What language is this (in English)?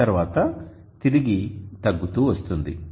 Telugu